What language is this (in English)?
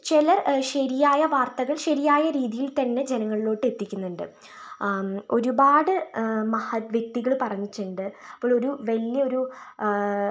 Malayalam